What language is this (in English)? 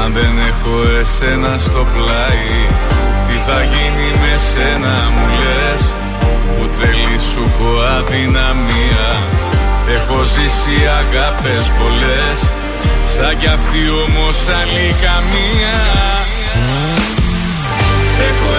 Greek